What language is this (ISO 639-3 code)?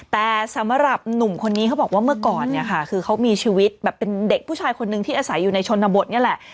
tha